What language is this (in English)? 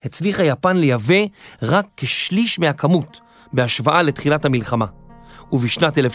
Hebrew